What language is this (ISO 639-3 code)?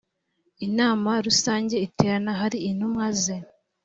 kin